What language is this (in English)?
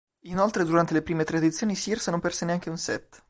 Italian